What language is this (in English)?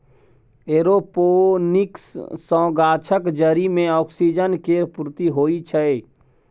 Maithili